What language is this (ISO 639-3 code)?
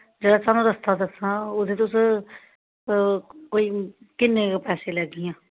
doi